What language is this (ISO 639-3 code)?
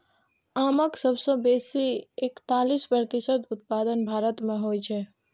mai